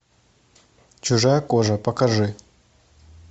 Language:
Russian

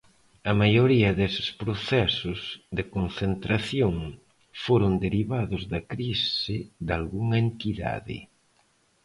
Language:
Galician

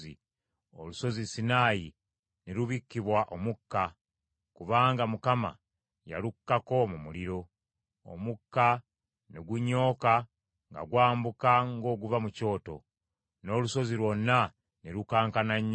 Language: Ganda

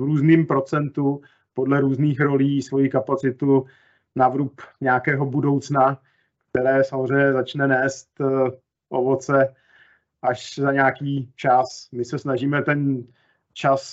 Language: Czech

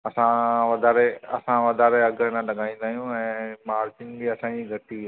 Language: Sindhi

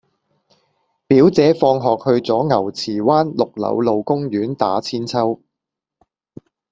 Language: Cantonese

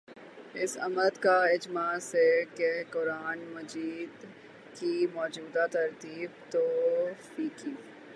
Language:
Urdu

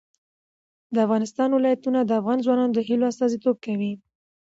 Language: Pashto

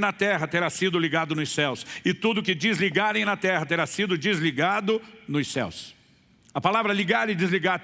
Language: Portuguese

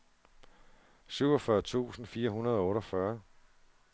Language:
Danish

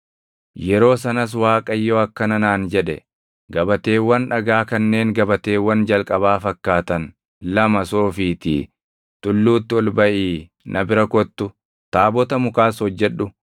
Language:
Oromo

